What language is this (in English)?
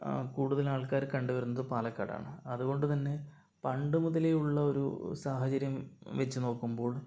Malayalam